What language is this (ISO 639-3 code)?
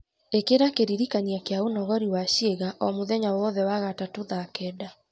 kik